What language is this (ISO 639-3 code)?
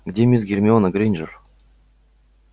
rus